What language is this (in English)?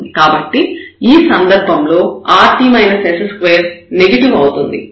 Telugu